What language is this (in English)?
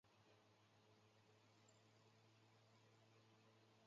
Chinese